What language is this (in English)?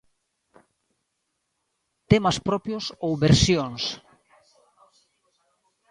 Galician